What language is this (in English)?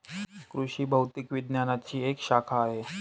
Marathi